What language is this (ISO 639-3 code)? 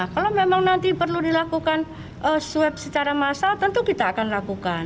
ind